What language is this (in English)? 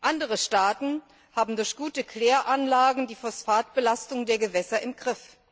German